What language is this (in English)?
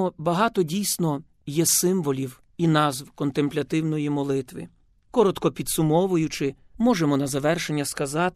Ukrainian